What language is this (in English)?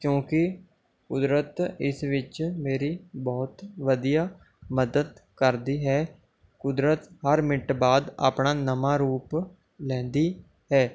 Punjabi